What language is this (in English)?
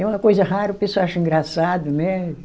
Portuguese